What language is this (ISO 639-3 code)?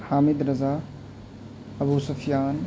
urd